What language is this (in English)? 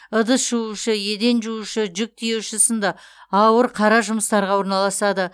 Kazakh